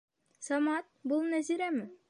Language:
Bashkir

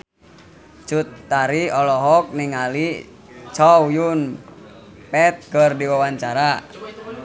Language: Sundanese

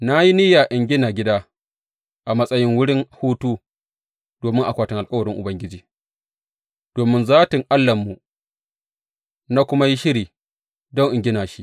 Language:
Hausa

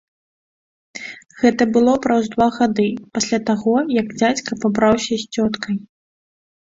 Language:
Belarusian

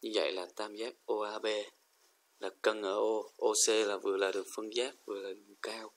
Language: Vietnamese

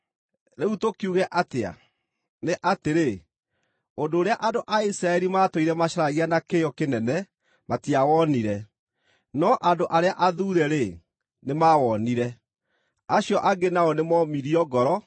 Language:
Kikuyu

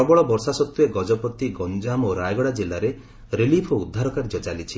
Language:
Odia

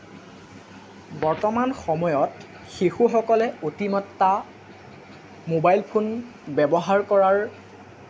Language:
Assamese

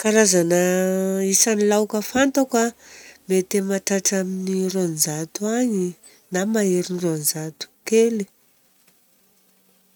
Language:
Southern Betsimisaraka Malagasy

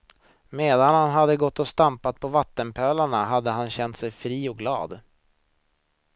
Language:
Swedish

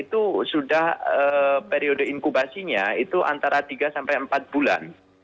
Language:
Indonesian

